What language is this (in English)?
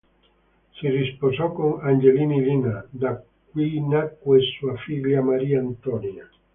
Italian